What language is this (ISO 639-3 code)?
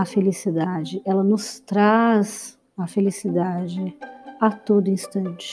por